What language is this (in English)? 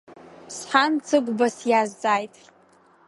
Abkhazian